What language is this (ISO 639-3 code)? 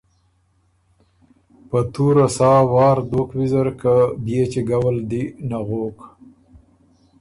oru